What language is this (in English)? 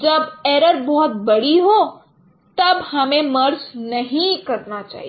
Hindi